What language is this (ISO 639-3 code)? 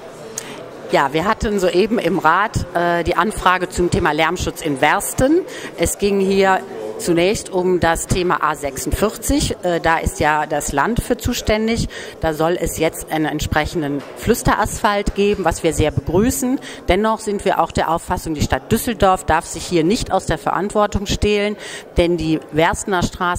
deu